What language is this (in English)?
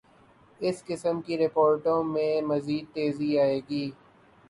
Urdu